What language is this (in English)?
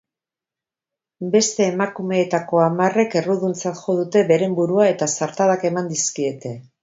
Basque